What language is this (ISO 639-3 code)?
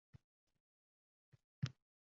uzb